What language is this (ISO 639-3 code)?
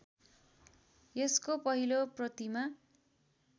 nep